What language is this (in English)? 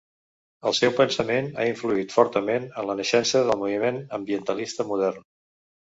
Catalan